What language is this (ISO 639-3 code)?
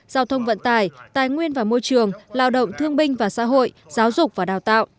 vie